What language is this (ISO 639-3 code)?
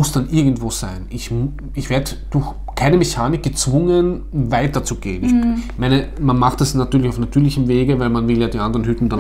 deu